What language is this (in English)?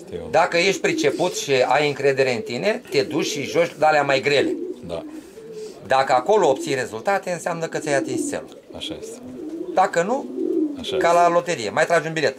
Romanian